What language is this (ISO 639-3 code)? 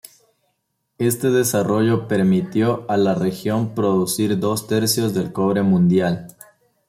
spa